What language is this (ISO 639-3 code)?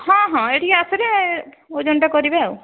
ori